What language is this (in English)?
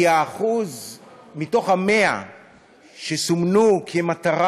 Hebrew